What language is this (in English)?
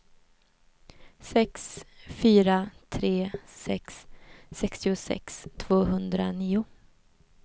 Swedish